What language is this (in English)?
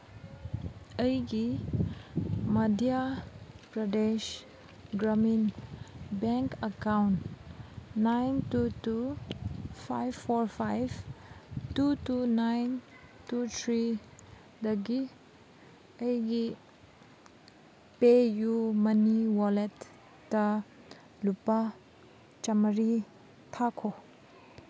Manipuri